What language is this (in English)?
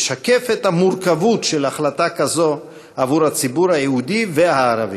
Hebrew